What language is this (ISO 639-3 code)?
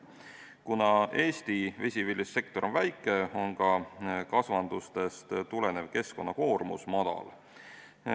est